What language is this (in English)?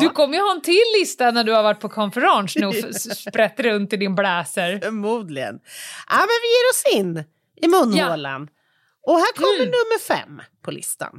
Swedish